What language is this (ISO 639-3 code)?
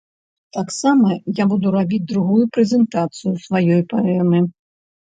bel